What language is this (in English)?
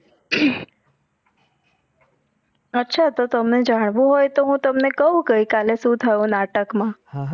Gujarati